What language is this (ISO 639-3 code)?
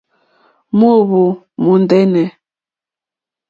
bri